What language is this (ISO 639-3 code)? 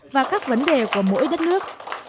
vie